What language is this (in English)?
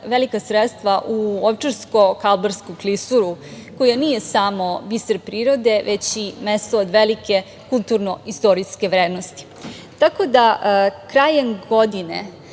Serbian